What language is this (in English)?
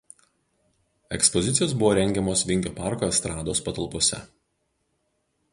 Lithuanian